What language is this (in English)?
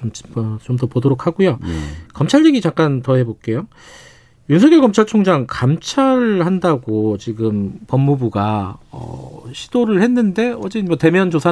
Korean